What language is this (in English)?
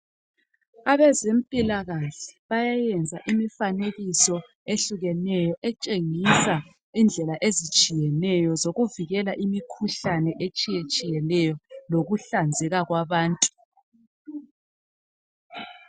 North Ndebele